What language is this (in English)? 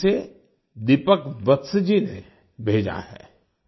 Hindi